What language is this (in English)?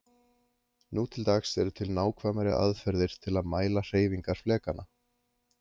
Icelandic